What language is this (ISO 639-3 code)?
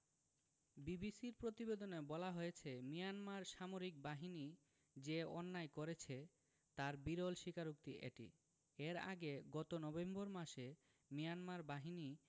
ben